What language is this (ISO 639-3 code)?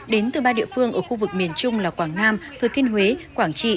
vie